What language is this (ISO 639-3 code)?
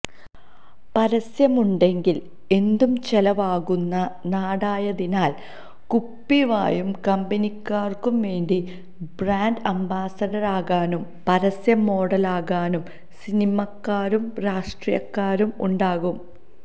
mal